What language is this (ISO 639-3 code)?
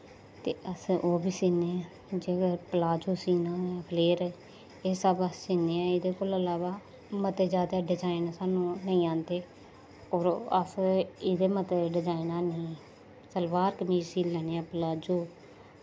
doi